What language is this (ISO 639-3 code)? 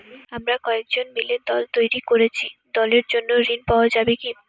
ben